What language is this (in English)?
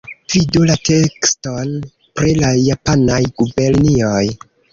Esperanto